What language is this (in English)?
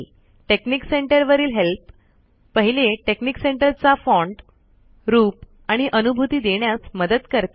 Marathi